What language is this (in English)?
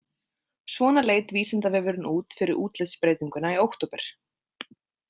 Icelandic